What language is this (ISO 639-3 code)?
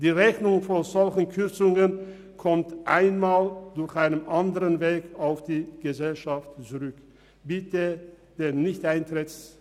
gsw